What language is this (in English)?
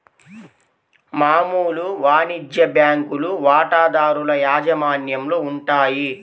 Telugu